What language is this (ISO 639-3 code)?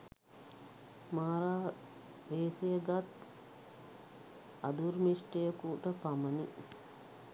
sin